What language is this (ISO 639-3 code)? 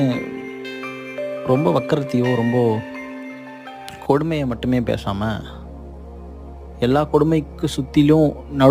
kor